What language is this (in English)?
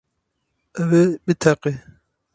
Kurdish